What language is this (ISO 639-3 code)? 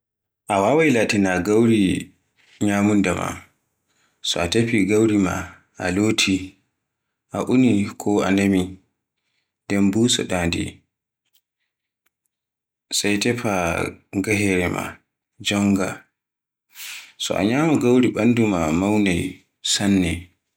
fue